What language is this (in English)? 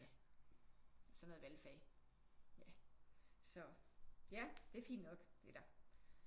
Danish